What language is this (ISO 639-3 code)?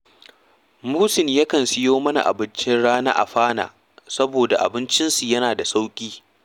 hau